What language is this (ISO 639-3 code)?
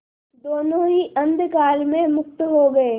hin